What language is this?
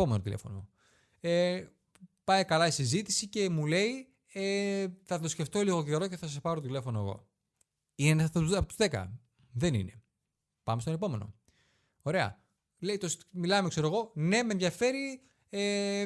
Greek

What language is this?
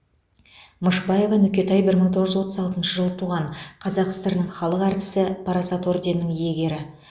Kazakh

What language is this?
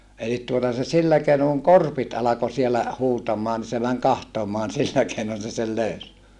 Finnish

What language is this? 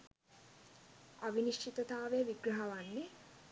Sinhala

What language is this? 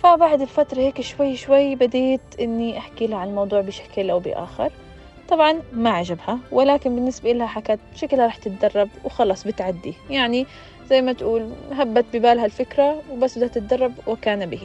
Arabic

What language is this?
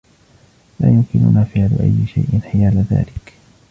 Arabic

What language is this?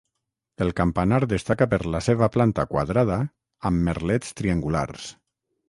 Catalan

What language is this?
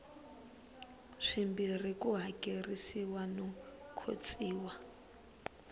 Tsonga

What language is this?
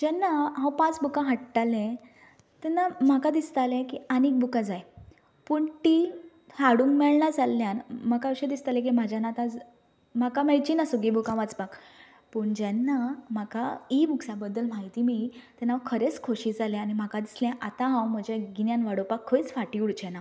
Konkani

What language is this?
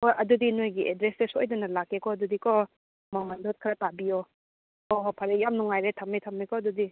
Manipuri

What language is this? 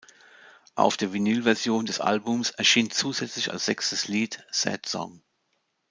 German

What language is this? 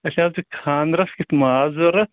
Kashmiri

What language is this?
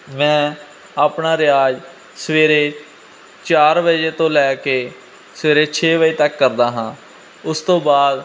Punjabi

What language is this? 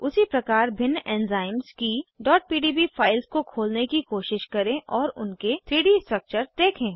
Hindi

